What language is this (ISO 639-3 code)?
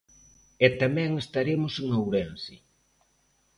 glg